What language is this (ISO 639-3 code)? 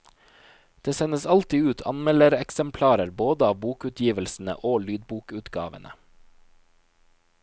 nor